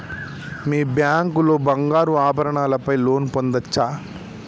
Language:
Telugu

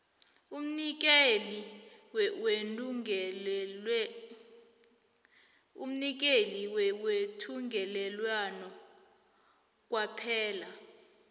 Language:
South Ndebele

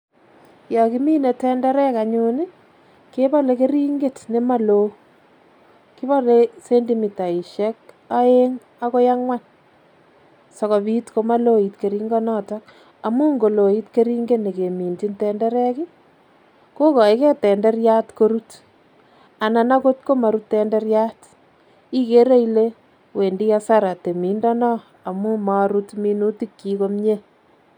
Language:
Kalenjin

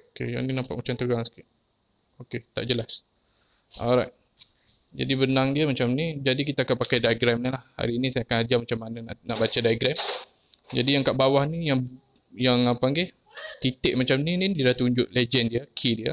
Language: Malay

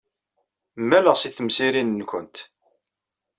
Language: Kabyle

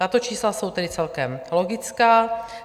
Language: Czech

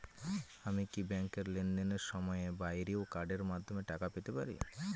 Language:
Bangla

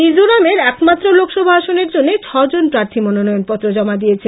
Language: Bangla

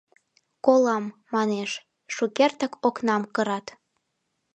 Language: Mari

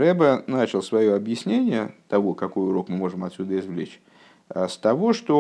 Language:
Russian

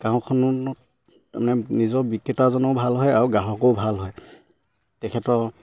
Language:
Assamese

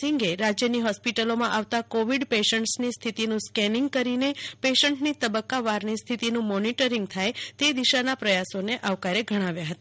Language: Gujarati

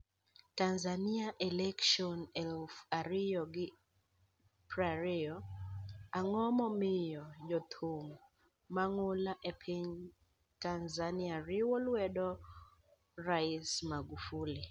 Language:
Luo (Kenya and Tanzania)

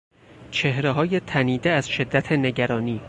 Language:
Persian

